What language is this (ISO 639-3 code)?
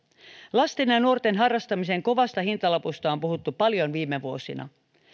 fin